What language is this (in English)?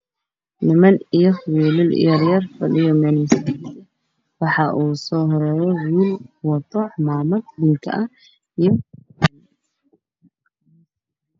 Somali